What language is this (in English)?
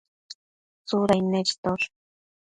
Matsés